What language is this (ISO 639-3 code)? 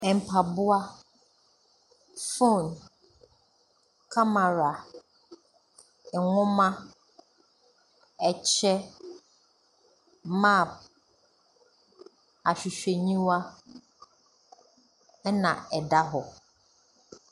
aka